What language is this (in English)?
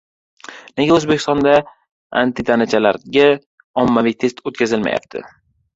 Uzbek